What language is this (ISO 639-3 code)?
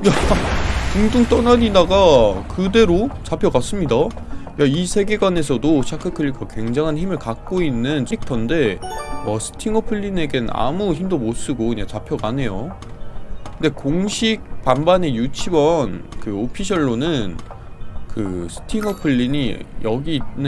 kor